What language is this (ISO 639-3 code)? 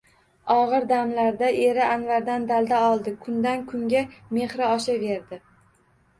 uzb